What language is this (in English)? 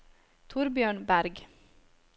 Norwegian